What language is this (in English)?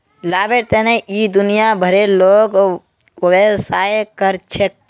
Magahi